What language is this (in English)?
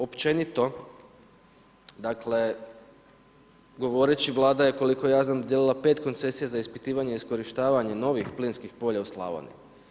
Croatian